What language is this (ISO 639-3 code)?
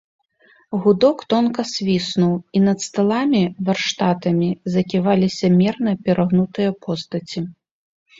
bel